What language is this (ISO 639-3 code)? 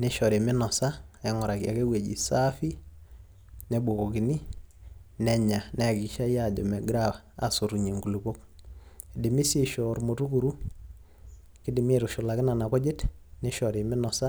mas